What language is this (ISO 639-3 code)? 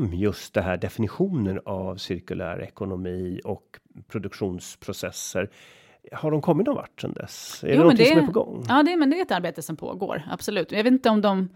swe